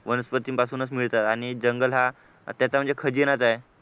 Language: Marathi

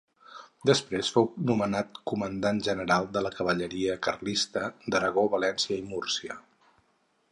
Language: Catalan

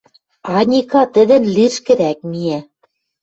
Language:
Western Mari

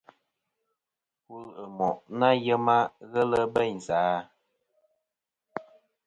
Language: Kom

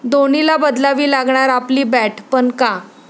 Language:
Marathi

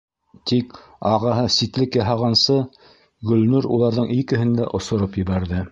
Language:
Bashkir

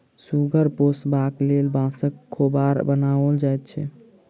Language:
Maithili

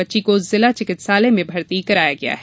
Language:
Hindi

